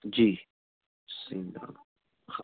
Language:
Sindhi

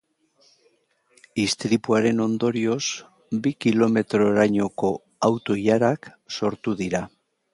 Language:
Basque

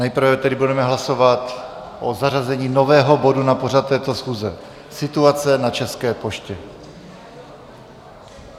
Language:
Czech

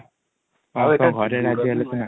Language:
Odia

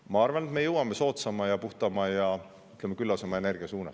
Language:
Estonian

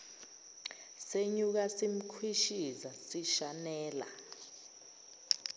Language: Zulu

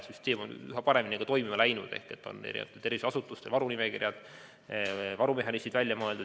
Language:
Estonian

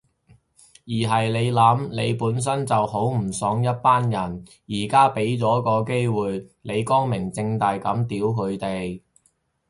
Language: Cantonese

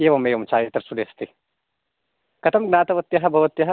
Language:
Sanskrit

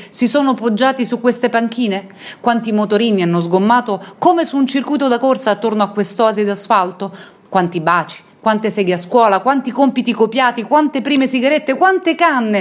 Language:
Italian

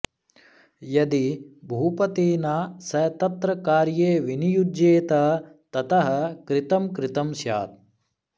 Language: Sanskrit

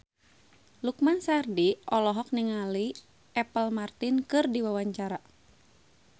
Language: Sundanese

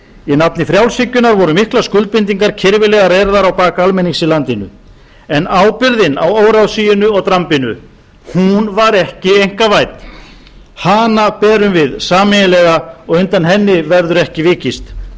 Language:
Icelandic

